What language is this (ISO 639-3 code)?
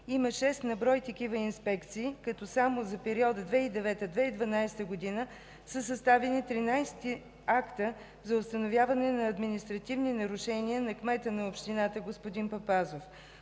bul